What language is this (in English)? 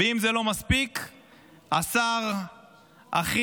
Hebrew